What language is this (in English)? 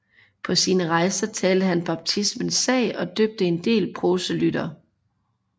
Danish